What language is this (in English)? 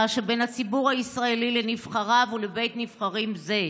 Hebrew